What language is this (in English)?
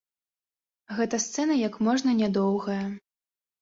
Belarusian